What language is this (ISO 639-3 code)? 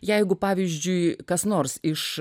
lit